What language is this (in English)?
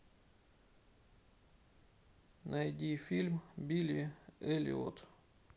Russian